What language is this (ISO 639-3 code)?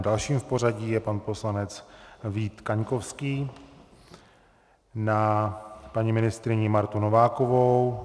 ces